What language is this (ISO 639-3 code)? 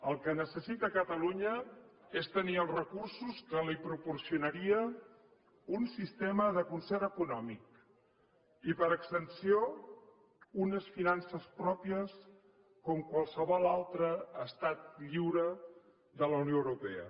cat